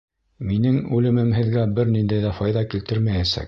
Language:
Bashkir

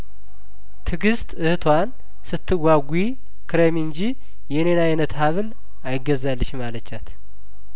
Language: Amharic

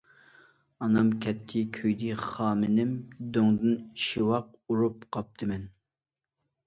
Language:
Uyghur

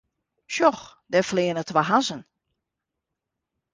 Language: Western Frisian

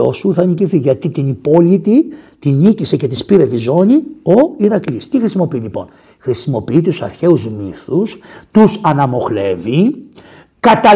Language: Greek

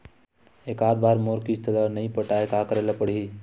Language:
Chhattisgarhi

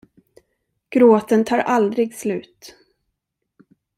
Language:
Swedish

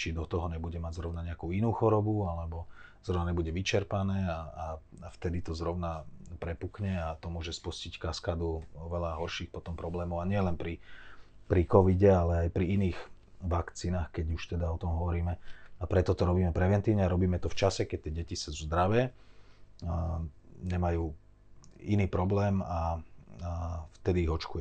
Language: Slovak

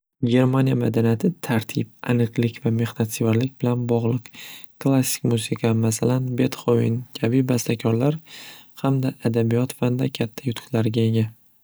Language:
Uzbek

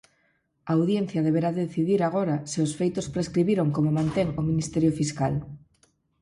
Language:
Galician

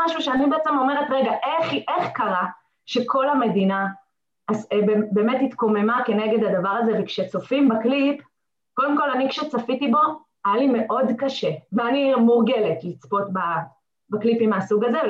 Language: Hebrew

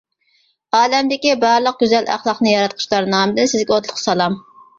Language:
Uyghur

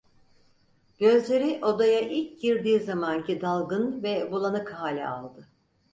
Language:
Turkish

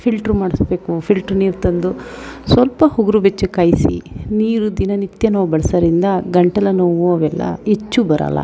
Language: Kannada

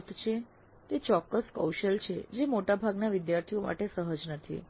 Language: Gujarati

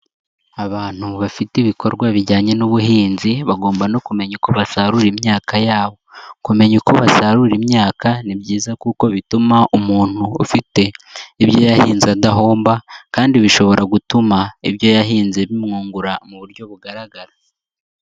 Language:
Kinyarwanda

